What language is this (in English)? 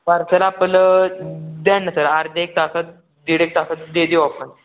Marathi